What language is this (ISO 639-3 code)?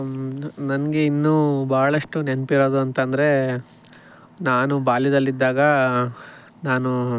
kan